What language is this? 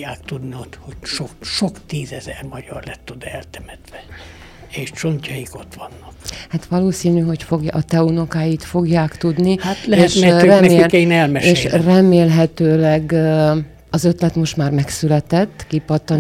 Hungarian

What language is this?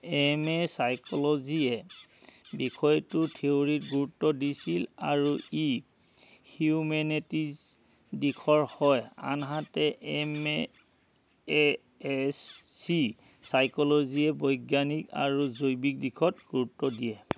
Assamese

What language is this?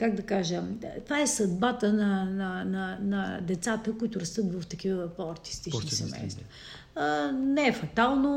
Bulgarian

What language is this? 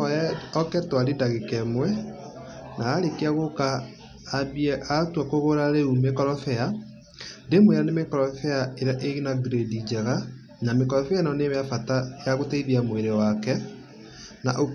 Kikuyu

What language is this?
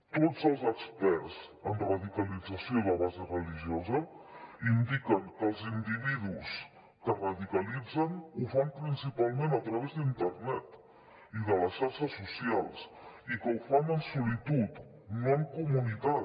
Catalan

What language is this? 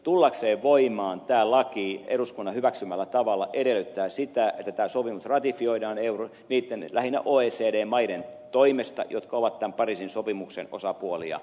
Finnish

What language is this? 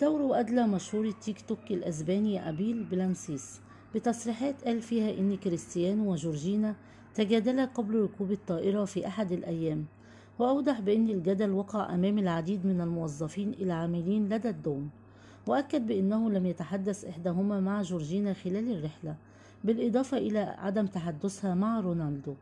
Arabic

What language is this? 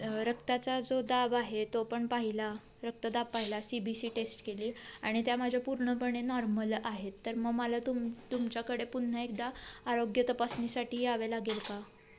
Marathi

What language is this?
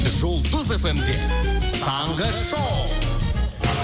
Kazakh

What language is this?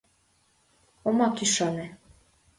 Mari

